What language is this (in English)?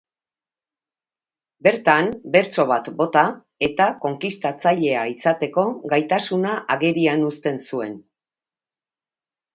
Basque